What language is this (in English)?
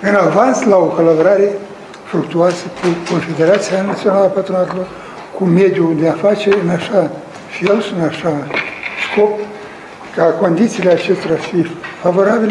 Romanian